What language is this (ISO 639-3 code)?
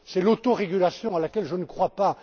fra